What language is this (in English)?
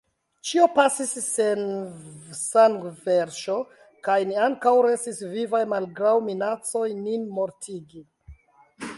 Esperanto